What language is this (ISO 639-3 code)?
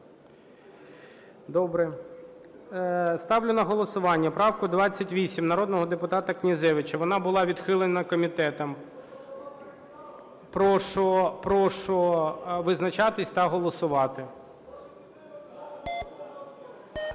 ukr